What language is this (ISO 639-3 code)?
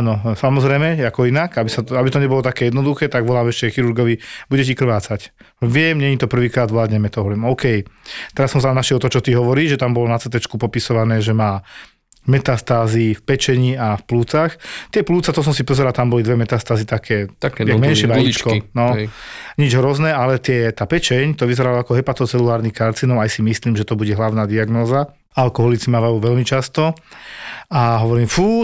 slk